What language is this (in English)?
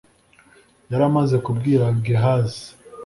Kinyarwanda